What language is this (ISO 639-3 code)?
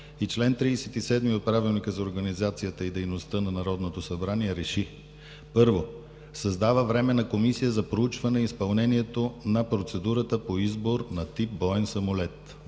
bul